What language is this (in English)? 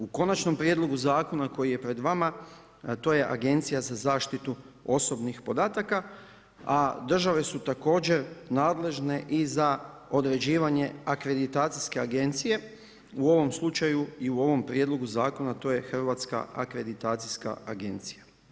Croatian